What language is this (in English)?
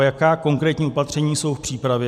Czech